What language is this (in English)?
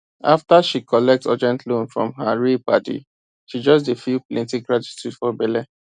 Nigerian Pidgin